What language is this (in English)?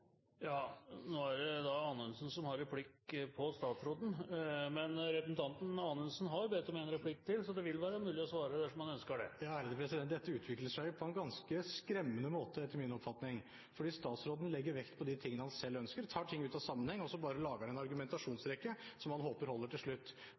Norwegian Bokmål